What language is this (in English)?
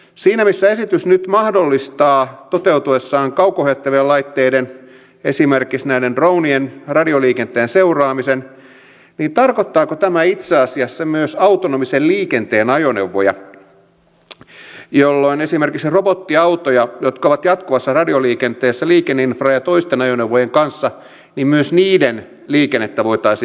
Finnish